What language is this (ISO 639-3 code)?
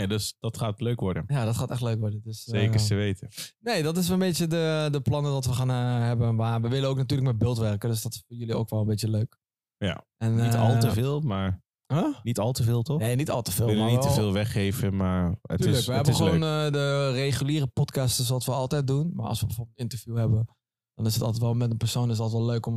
nld